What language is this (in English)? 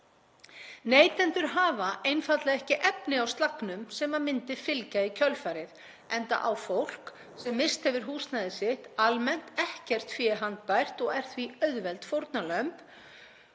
Icelandic